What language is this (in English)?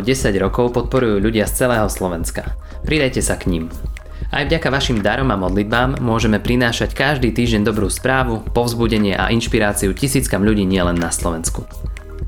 Slovak